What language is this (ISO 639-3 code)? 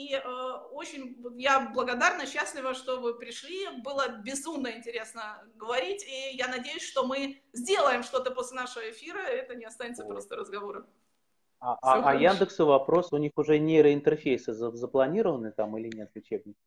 rus